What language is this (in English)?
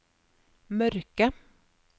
Norwegian